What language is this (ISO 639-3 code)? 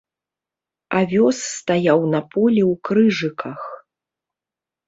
bel